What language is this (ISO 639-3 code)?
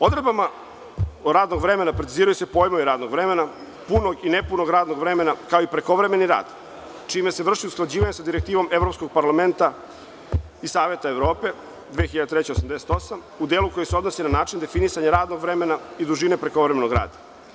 srp